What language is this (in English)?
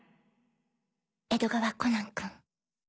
Japanese